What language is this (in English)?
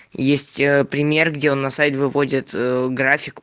Russian